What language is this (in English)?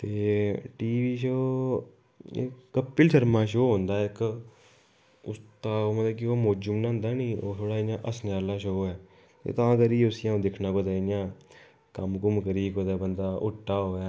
Dogri